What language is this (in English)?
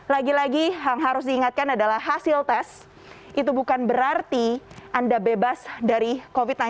Indonesian